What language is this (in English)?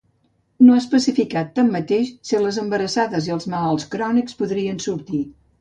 Catalan